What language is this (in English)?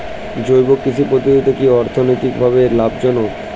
Bangla